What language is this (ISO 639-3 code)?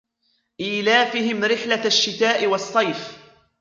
ara